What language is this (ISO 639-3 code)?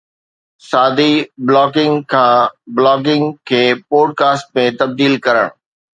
snd